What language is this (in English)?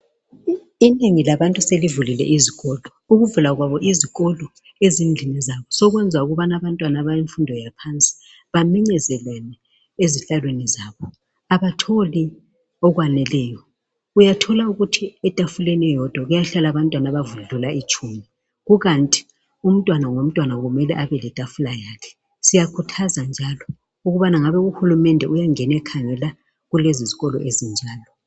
North Ndebele